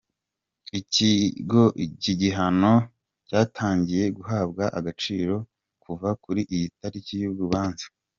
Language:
Kinyarwanda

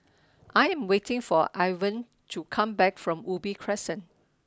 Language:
English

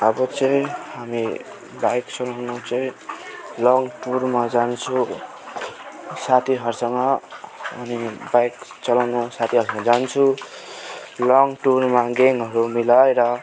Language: Nepali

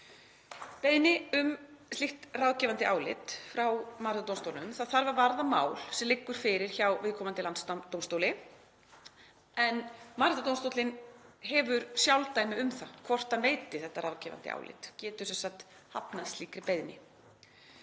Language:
Icelandic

